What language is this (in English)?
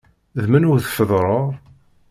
Kabyle